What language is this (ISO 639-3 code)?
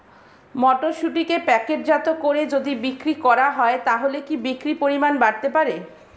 ben